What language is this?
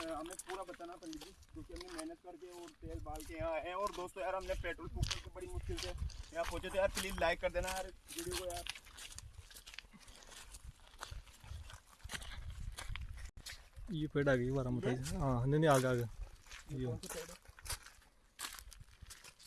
Hindi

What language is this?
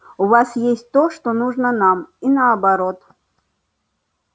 Russian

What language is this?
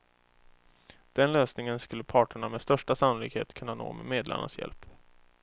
Swedish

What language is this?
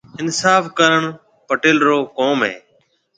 Marwari (Pakistan)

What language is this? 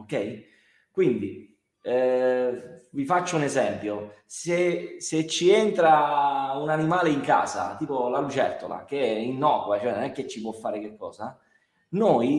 Italian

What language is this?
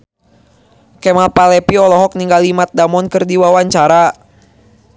Sundanese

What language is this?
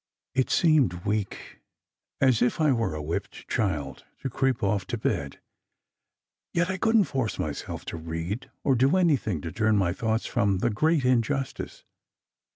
English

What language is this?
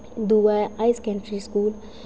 Dogri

